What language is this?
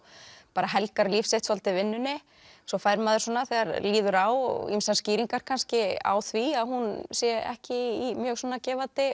Icelandic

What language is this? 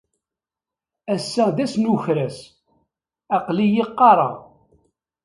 Kabyle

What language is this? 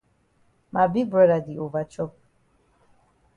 Cameroon Pidgin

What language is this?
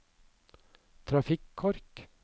Norwegian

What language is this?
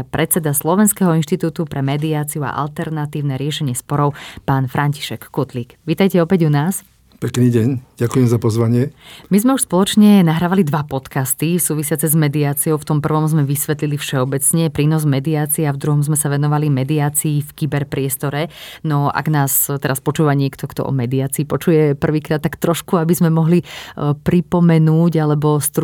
Slovak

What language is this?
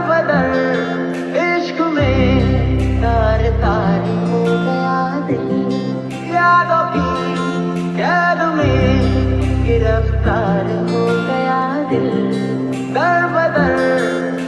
Hindi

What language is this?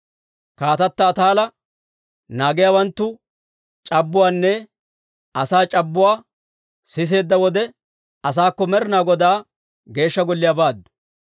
Dawro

